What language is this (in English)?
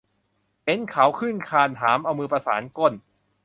Thai